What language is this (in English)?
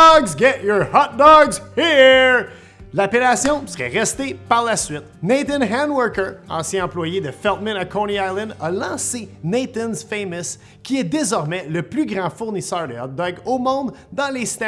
French